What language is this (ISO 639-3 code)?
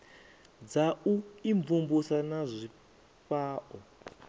ven